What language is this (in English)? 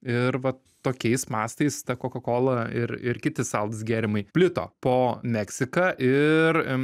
Lithuanian